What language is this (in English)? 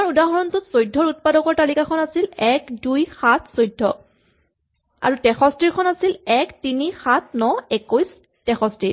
Assamese